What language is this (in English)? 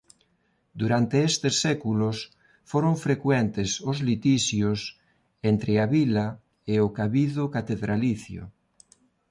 Galician